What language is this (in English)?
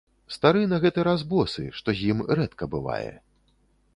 Belarusian